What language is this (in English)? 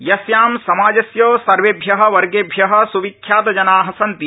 Sanskrit